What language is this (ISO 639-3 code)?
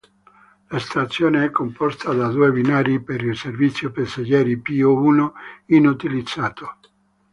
ita